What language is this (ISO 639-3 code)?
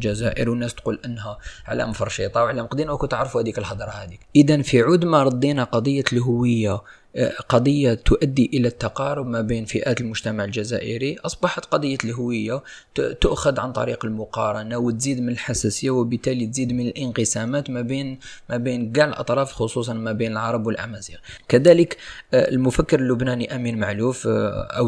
ara